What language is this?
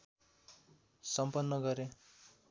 Nepali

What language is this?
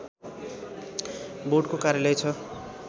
Nepali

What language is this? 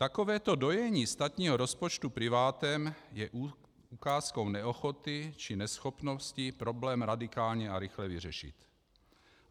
Czech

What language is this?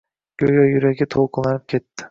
Uzbek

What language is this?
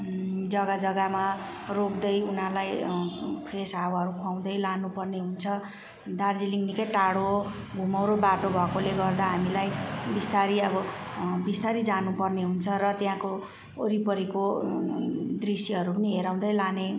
Nepali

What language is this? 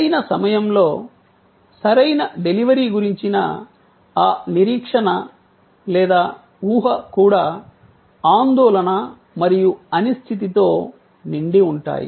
Telugu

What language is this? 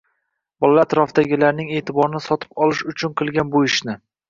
Uzbek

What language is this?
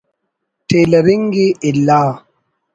Brahui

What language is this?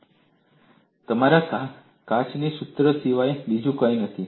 Gujarati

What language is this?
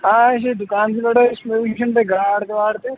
Kashmiri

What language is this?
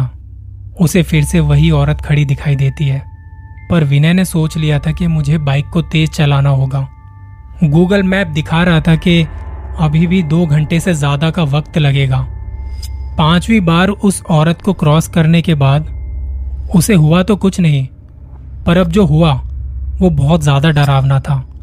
Hindi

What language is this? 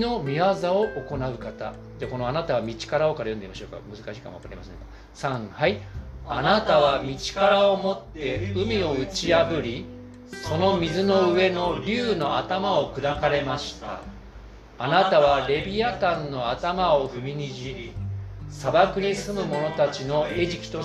Japanese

